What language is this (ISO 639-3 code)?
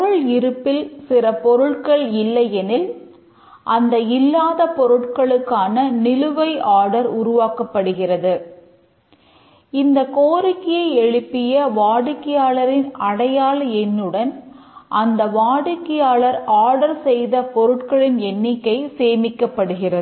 tam